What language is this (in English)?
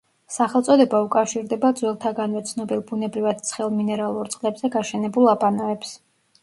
Georgian